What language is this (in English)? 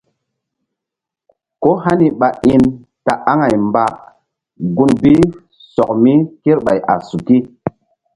Mbum